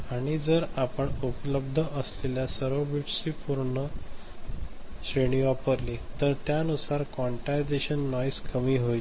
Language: Marathi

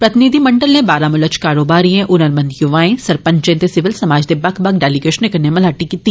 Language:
Dogri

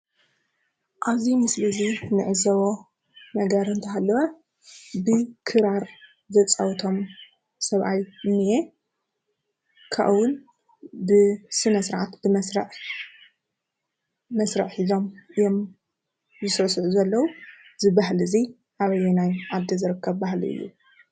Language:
Tigrinya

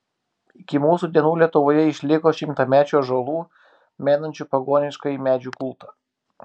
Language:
Lithuanian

